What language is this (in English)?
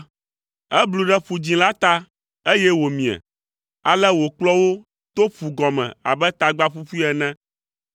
Ewe